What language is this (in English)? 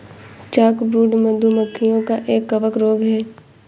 Hindi